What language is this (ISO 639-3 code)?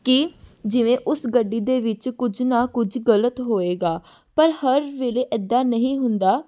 pan